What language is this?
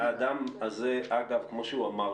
Hebrew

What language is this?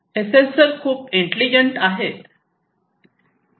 Marathi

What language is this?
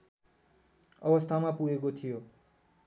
Nepali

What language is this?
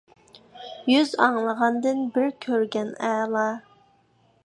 Uyghur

